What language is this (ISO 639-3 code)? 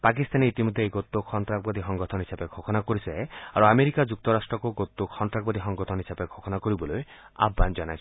asm